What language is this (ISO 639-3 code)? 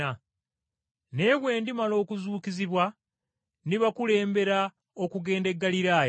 lug